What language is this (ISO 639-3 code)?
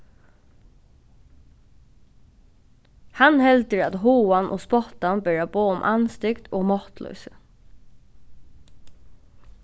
fao